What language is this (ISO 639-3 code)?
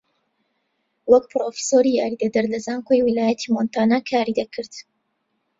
ckb